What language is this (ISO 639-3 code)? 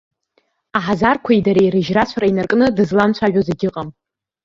abk